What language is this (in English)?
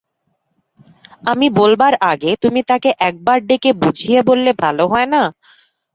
Bangla